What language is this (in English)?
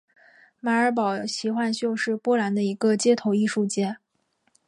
Chinese